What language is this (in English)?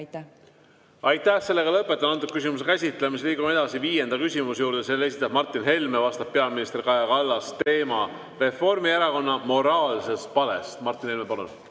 Estonian